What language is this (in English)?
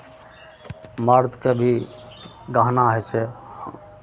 Maithili